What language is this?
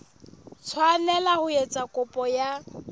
Southern Sotho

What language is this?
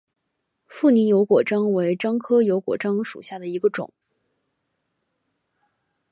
Chinese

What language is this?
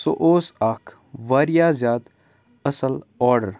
Kashmiri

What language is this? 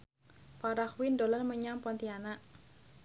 Javanese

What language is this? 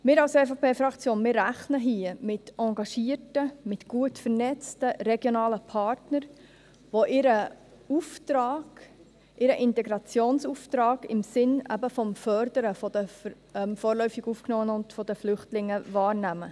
Swiss German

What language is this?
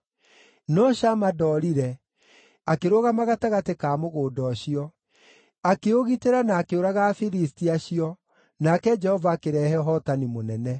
Kikuyu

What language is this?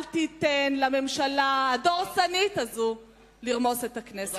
Hebrew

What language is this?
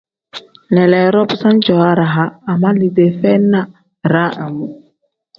Tem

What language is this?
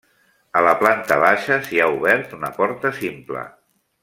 Catalan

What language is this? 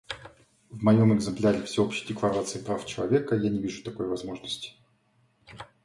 Russian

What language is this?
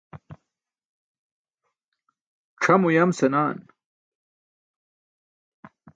Burushaski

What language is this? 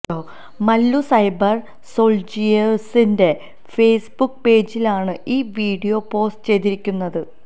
Malayalam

